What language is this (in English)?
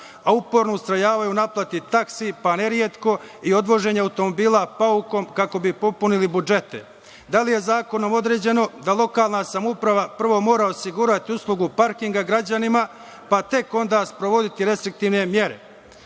Serbian